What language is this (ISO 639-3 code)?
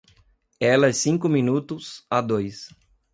por